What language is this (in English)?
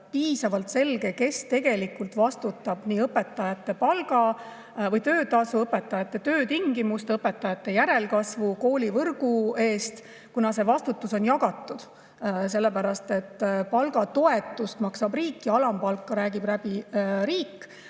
Estonian